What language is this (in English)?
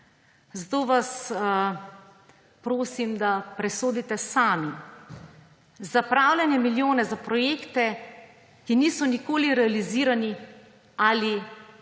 Slovenian